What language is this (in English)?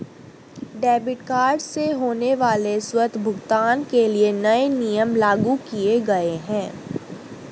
Hindi